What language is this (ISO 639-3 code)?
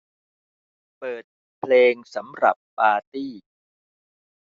tha